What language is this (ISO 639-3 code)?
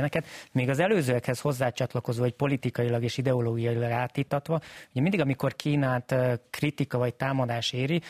hun